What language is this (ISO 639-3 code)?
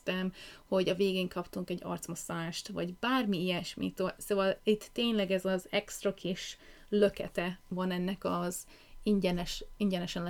hun